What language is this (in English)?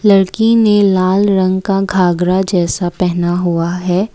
Hindi